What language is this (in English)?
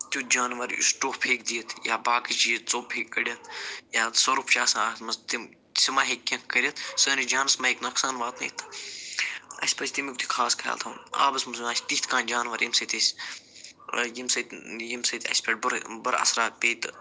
Kashmiri